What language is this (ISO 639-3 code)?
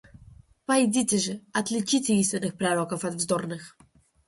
rus